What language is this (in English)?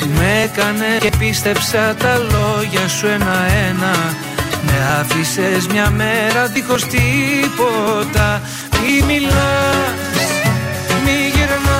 Greek